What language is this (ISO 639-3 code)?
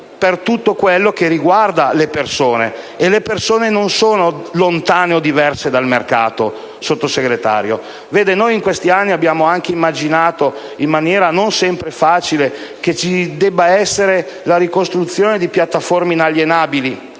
ita